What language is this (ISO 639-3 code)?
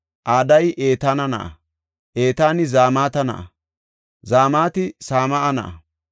gof